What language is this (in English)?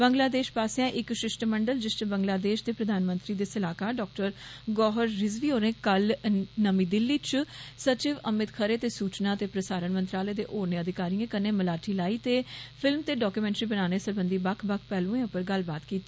Dogri